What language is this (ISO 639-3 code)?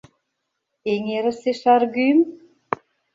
chm